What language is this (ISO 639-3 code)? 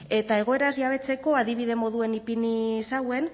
eus